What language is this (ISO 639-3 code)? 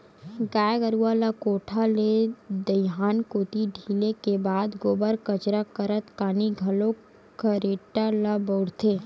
hne